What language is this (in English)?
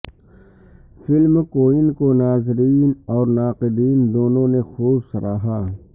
Urdu